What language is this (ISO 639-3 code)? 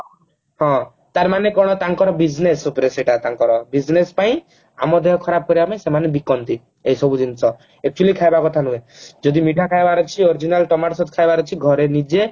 ori